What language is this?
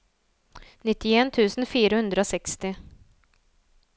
Norwegian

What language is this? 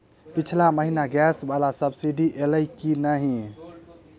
Maithili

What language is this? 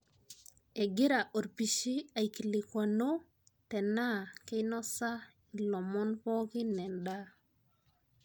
Masai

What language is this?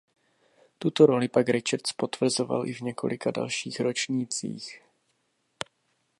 Czech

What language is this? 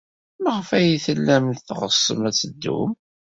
Kabyle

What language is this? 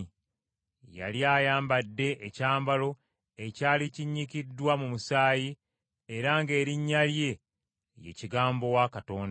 Ganda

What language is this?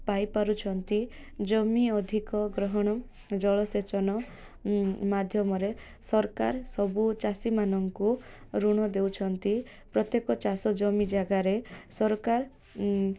Odia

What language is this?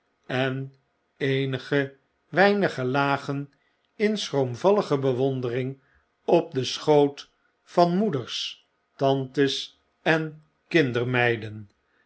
Dutch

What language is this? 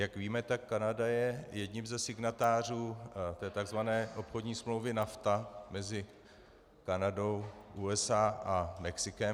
Czech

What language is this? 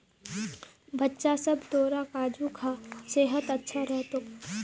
Magahi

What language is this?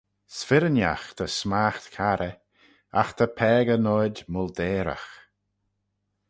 Manx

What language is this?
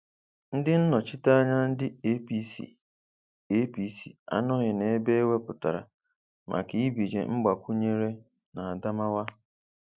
Igbo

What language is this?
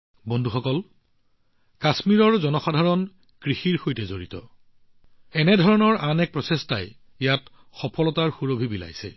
Assamese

